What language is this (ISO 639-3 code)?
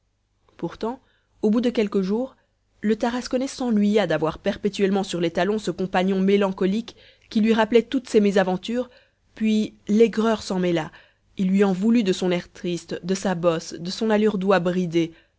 fra